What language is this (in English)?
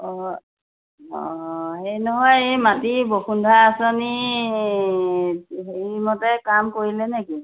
Assamese